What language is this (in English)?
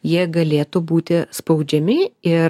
Lithuanian